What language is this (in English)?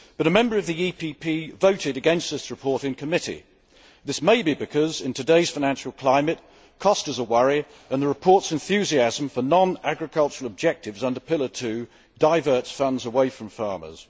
English